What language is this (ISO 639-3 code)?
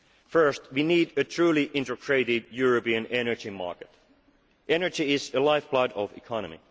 eng